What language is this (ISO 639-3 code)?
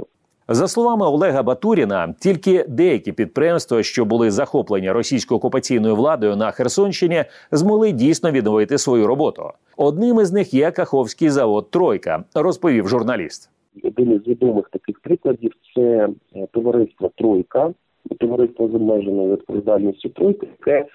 ukr